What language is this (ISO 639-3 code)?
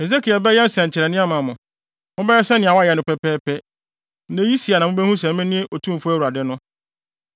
aka